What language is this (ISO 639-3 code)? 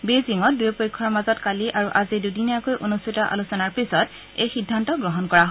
asm